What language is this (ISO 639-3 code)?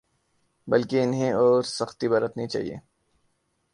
urd